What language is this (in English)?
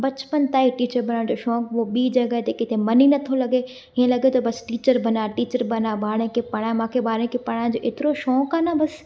Sindhi